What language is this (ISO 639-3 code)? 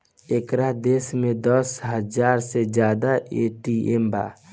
bho